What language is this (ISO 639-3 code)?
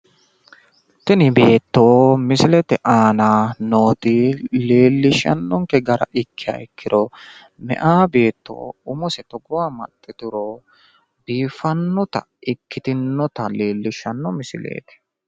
sid